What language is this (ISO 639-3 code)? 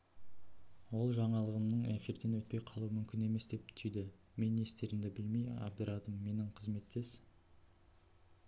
kaz